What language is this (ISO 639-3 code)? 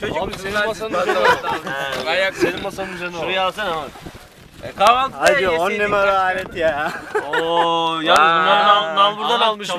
tur